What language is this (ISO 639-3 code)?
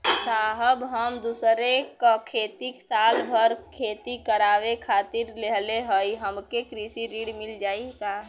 bho